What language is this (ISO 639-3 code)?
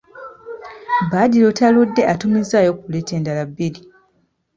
lug